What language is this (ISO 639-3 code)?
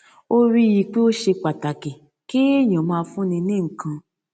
yor